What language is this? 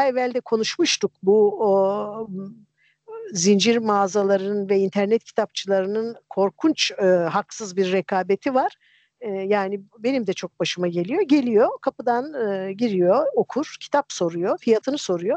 Turkish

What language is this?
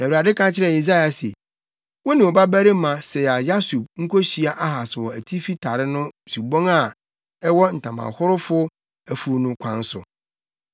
Akan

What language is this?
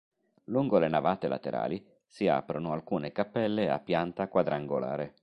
Italian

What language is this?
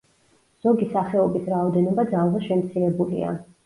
Georgian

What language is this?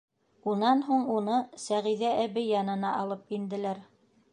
Bashkir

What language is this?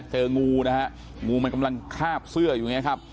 Thai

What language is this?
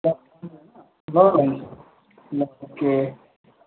Nepali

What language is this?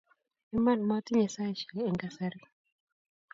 Kalenjin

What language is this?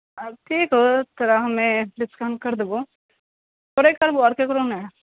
Maithili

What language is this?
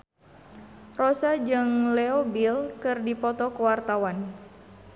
Sundanese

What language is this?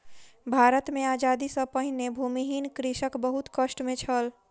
Maithili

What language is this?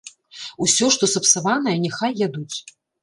Belarusian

